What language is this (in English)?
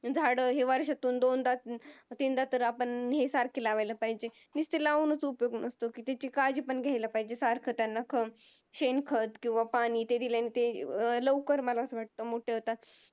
Marathi